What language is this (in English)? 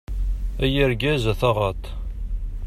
Kabyle